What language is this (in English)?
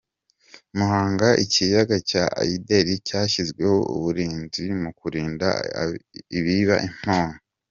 Kinyarwanda